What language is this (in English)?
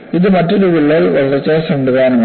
Malayalam